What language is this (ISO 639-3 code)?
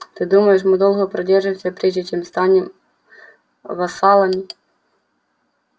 rus